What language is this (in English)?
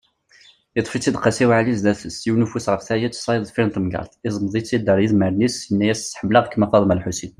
Kabyle